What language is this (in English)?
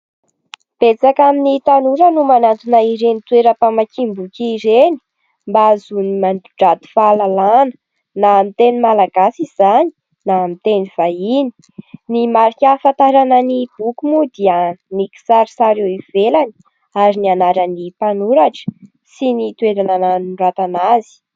Malagasy